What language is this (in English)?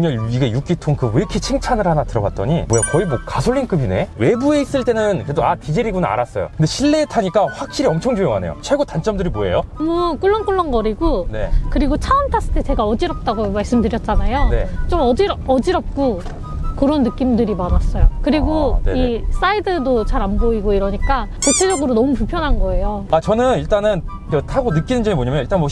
Korean